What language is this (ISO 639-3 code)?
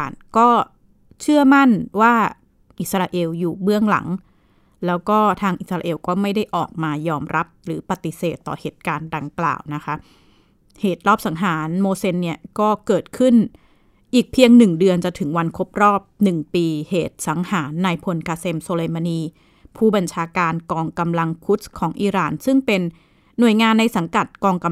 tha